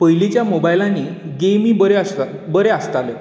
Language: Konkani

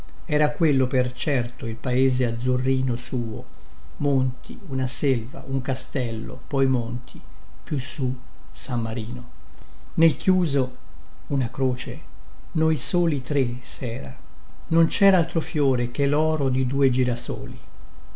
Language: Italian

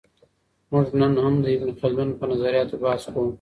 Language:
Pashto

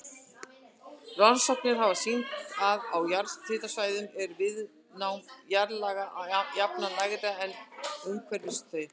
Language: Icelandic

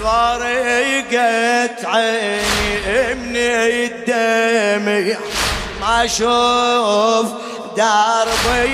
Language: Arabic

